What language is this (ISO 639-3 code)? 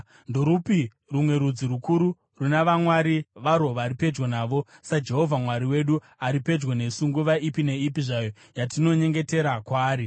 sna